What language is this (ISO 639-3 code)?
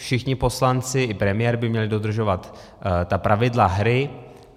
ces